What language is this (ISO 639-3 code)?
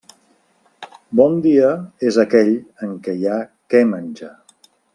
cat